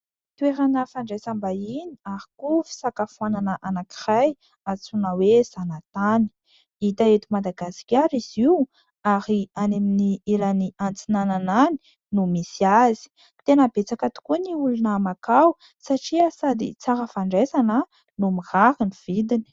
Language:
Malagasy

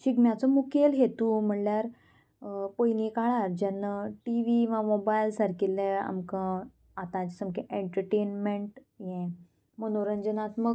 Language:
Konkani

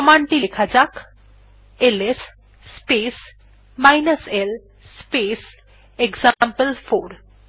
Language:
Bangla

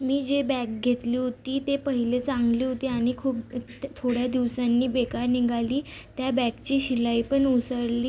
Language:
Marathi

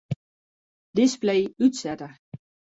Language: Western Frisian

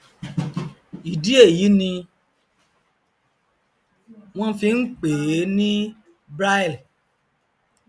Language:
Yoruba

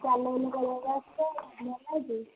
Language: Odia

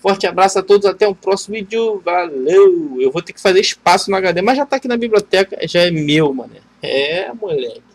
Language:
Portuguese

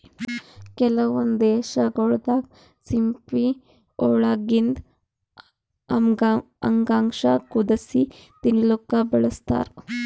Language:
Kannada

